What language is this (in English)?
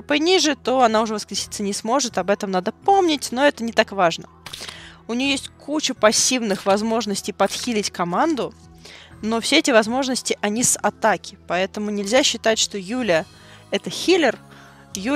Russian